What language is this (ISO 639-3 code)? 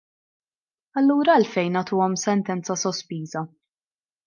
mlt